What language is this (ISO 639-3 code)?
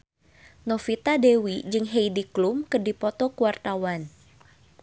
sun